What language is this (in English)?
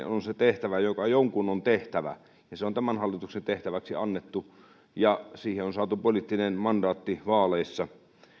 Finnish